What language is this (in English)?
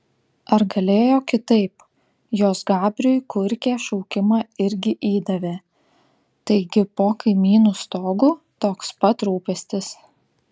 Lithuanian